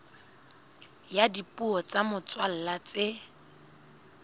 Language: Southern Sotho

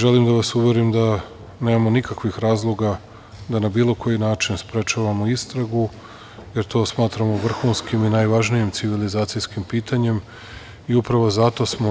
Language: Serbian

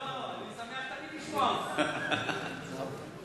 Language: Hebrew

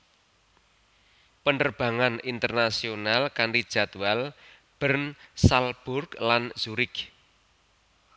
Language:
Javanese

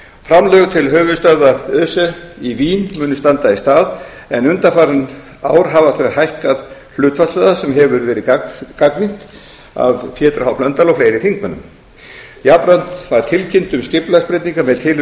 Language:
Icelandic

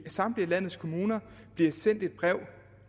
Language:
Danish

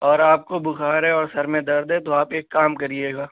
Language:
Urdu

